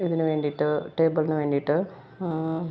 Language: Malayalam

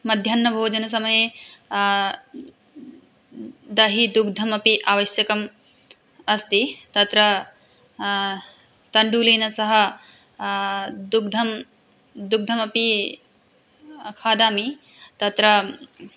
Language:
Sanskrit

